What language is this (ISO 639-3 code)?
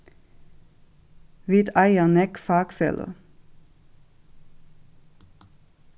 fao